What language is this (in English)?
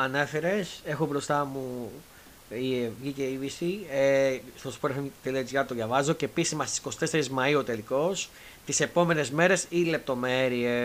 Greek